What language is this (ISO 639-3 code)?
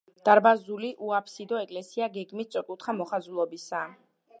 kat